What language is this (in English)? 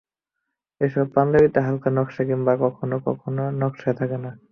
Bangla